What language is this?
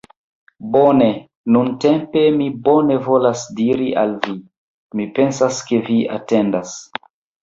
Esperanto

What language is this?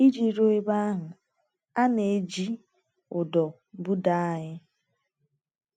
Igbo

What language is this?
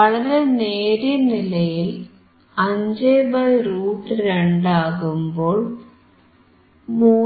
Malayalam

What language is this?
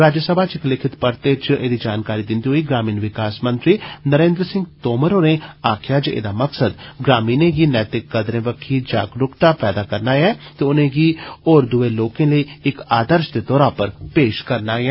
Dogri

